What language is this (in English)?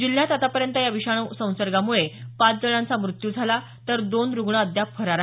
Marathi